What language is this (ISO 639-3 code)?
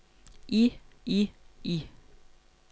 dan